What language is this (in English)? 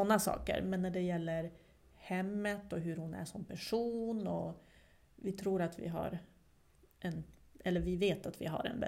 Swedish